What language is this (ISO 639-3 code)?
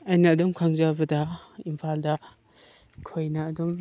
mni